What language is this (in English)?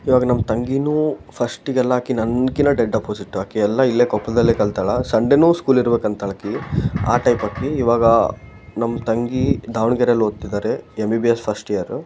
Kannada